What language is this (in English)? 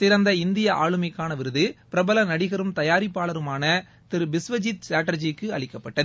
Tamil